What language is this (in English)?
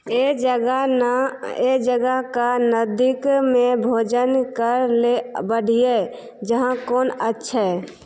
Maithili